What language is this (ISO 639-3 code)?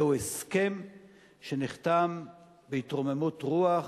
heb